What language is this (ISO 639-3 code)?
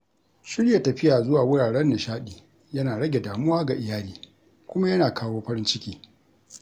hau